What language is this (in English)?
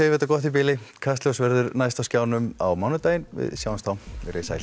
Icelandic